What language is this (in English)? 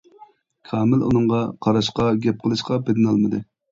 Uyghur